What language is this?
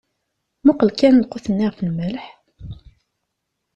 Kabyle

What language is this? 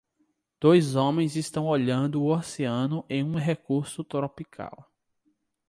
Portuguese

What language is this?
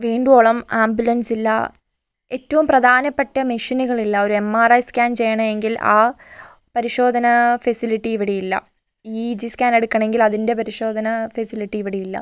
Malayalam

